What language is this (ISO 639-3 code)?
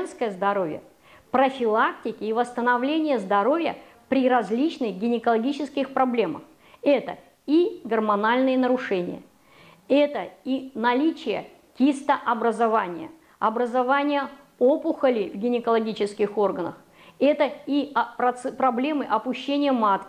rus